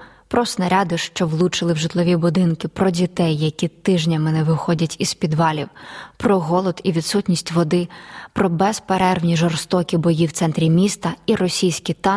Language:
Ukrainian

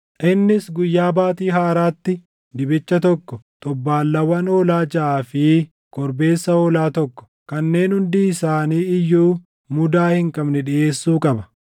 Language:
Oromo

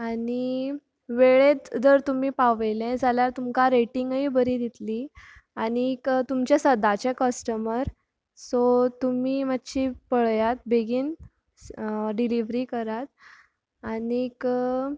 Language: Konkani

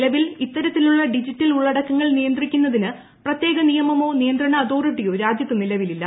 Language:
Malayalam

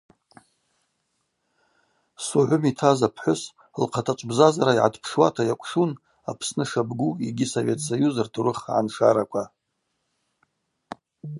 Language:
Abaza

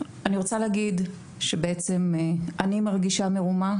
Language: Hebrew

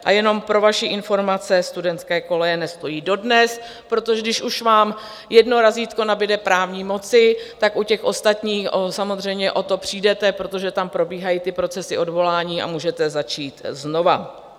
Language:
Czech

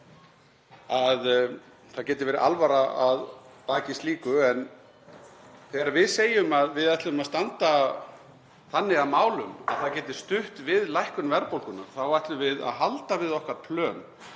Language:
Icelandic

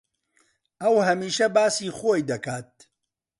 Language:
Central Kurdish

